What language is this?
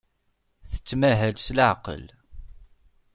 Kabyle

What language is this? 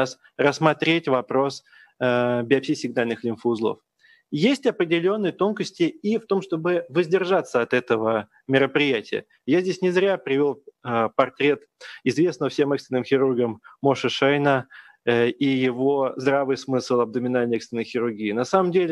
Russian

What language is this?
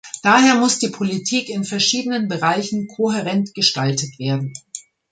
German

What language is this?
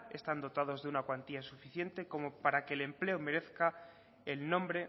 Spanish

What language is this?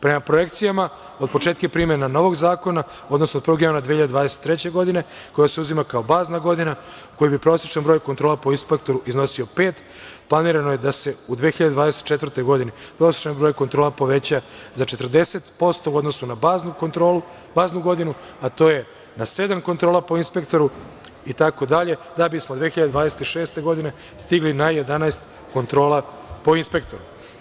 Serbian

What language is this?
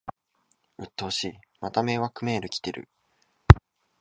Japanese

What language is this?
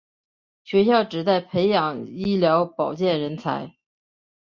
Chinese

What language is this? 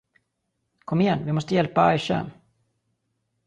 Swedish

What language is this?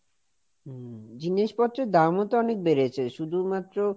Bangla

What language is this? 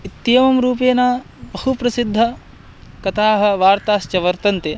Sanskrit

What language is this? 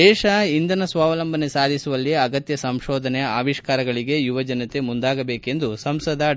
Kannada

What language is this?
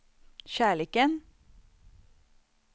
Swedish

